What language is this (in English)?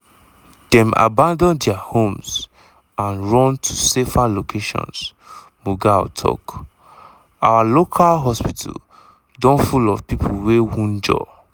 Nigerian Pidgin